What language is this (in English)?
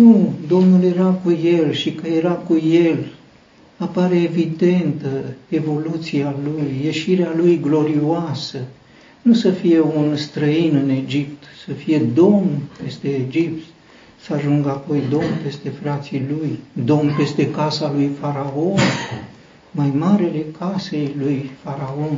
Romanian